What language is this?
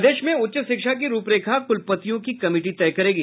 Hindi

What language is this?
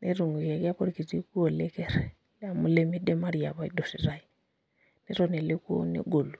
Masai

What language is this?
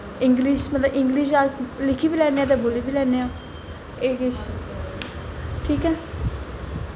Dogri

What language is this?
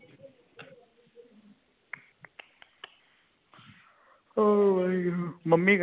Punjabi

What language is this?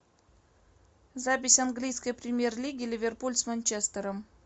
Russian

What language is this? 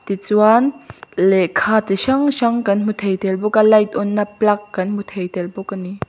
Mizo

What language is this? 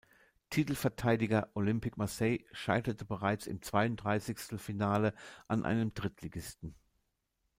German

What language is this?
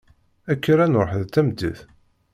Kabyle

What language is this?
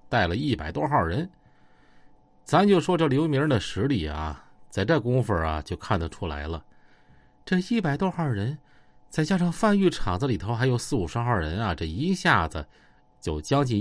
Chinese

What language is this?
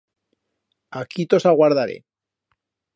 Aragonese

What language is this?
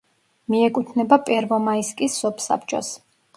Georgian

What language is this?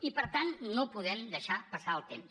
Catalan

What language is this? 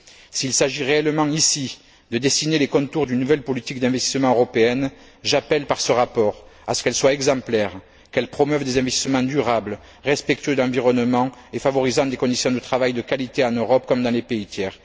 French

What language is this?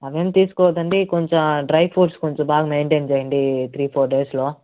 Telugu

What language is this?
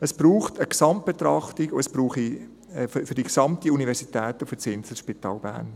Swiss German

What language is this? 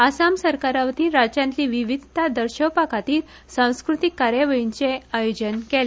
Konkani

